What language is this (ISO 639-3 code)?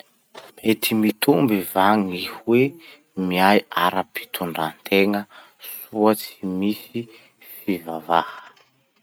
msh